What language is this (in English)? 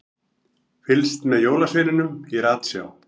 Icelandic